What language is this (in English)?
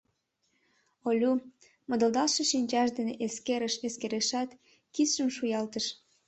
Mari